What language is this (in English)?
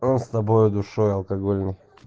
Russian